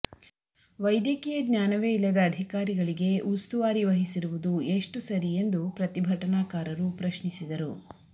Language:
Kannada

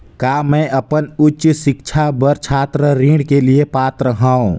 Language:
Chhattisgarhi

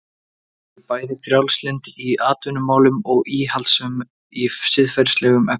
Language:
Icelandic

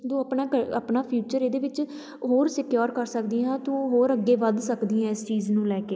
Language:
Punjabi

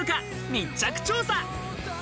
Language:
Japanese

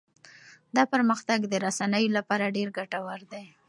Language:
Pashto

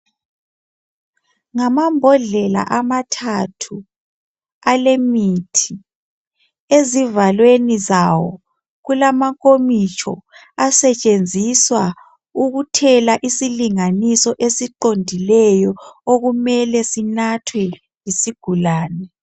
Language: North Ndebele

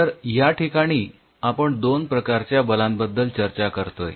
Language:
Marathi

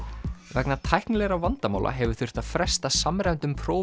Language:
Icelandic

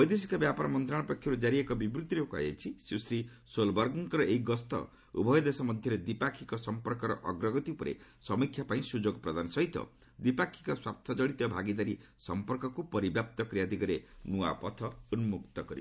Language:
Odia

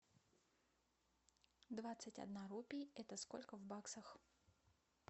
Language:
Russian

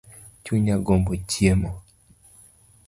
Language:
Luo (Kenya and Tanzania)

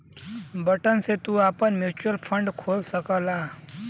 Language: Bhojpuri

